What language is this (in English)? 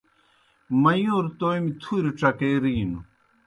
Kohistani Shina